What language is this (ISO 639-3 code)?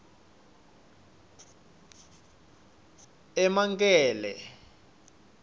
ssw